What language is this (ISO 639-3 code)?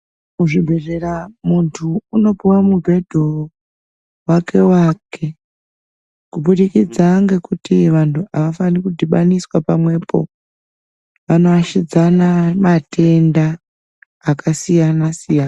ndc